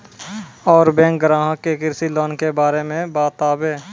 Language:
Maithili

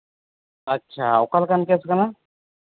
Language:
Santali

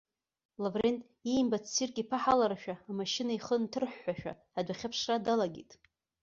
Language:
Abkhazian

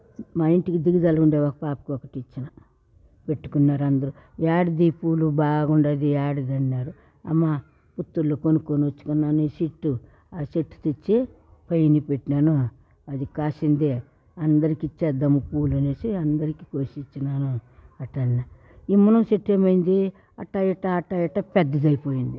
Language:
Telugu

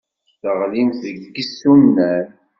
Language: Kabyle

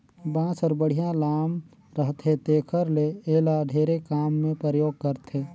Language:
Chhattisgarhi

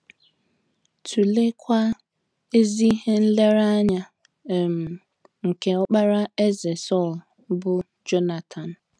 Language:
Igbo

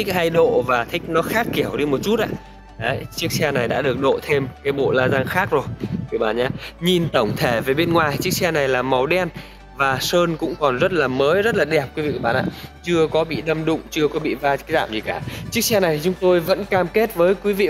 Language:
Vietnamese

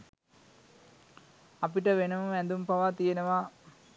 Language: Sinhala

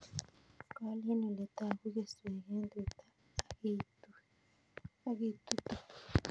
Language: Kalenjin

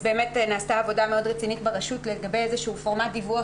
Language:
Hebrew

